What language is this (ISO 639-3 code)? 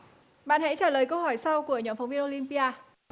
vie